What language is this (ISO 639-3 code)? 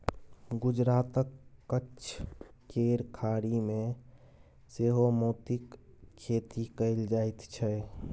mai